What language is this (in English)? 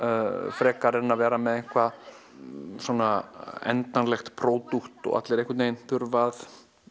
Icelandic